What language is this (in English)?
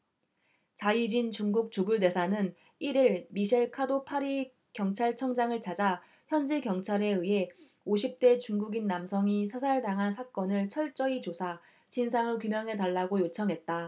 Korean